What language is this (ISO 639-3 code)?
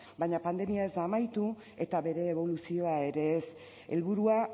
eus